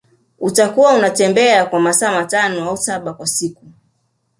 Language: Swahili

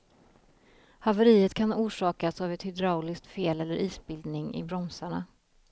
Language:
Swedish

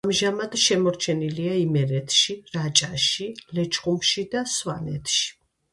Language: Georgian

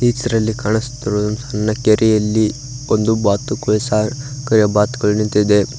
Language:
Kannada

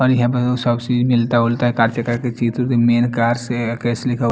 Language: Hindi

